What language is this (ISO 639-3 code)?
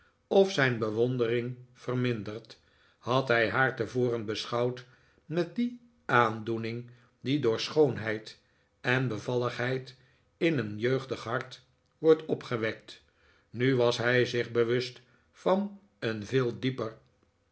nld